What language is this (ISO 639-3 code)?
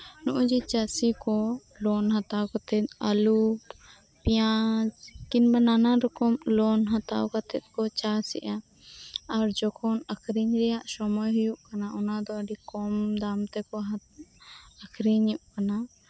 sat